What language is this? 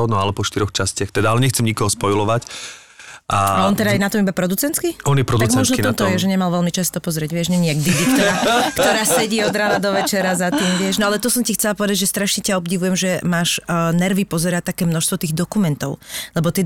Slovak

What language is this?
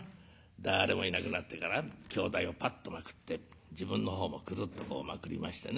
Japanese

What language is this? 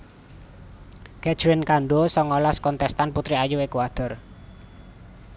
Javanese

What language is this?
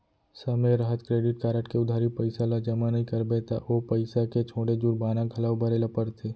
Chhattisgarhi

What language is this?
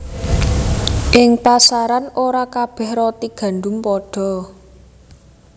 Javanese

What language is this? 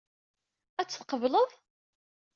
Kabyle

